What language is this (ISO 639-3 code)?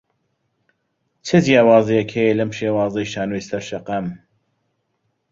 ckb